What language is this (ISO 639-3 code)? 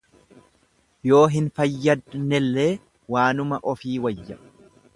orm